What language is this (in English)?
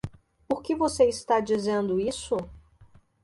Portuguese